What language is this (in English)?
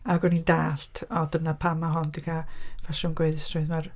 Welsh